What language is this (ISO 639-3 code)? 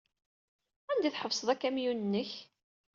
kab